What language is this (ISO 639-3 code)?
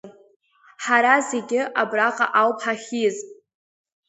abk